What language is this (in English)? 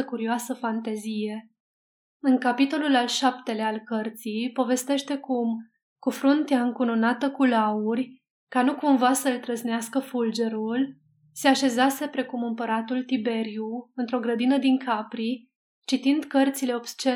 Romanian